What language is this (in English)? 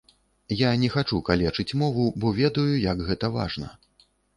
Belarusian